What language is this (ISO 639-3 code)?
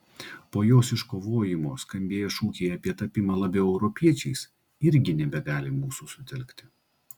lit